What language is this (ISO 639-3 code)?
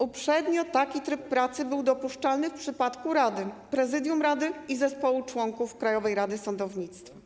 pol